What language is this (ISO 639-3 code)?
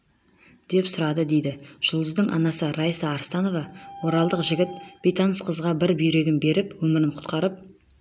kaz